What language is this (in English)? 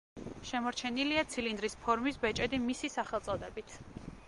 Georgian